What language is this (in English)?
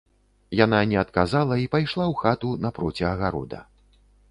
Belarusian